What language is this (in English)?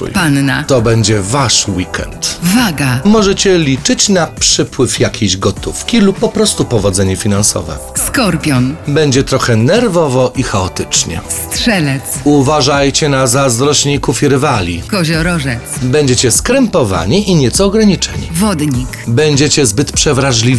Polish